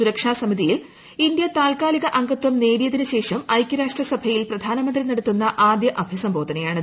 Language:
Malayalam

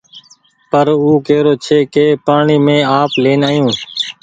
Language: Goaria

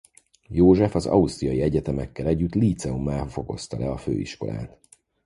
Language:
Hungarian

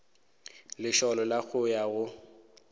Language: Northern Sotho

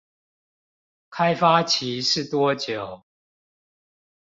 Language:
Chinese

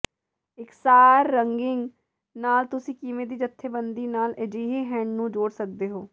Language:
Punjabi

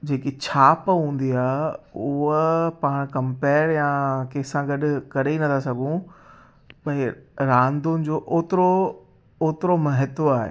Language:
Sindhi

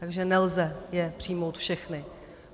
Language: Czech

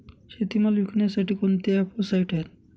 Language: Marathi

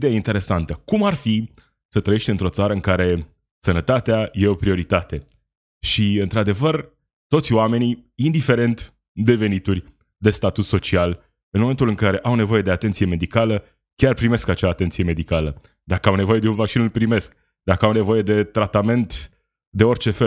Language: Romanian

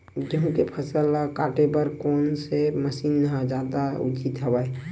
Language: Chhattisgarhi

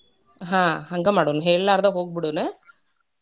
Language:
Kannada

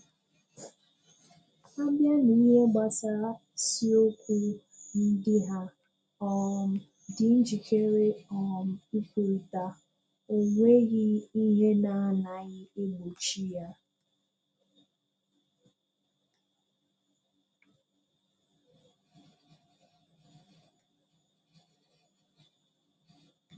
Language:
Igbo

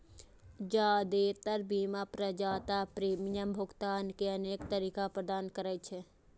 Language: Maithili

